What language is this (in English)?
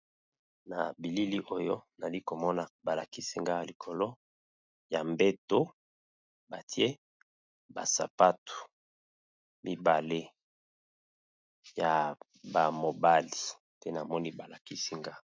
Lingala